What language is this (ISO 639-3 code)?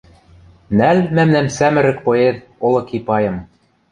mrj